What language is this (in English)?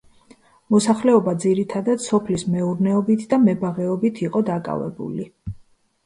Georgian